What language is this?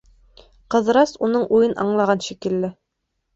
Bashkir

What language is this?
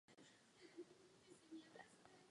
Czech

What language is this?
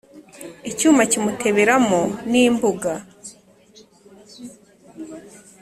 Kinyarwanda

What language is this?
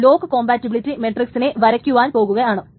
Malayalam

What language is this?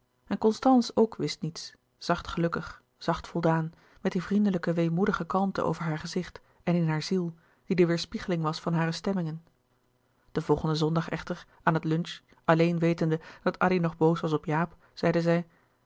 Dutch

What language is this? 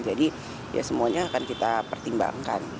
Indonesian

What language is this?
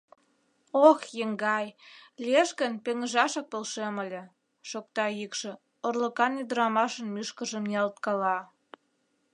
Mari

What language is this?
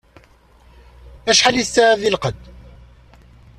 Kabyle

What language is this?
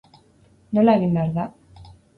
Basque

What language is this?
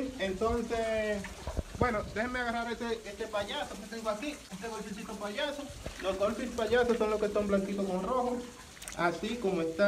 Spanish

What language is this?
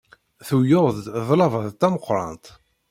Kabyle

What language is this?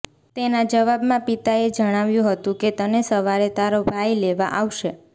Gujarati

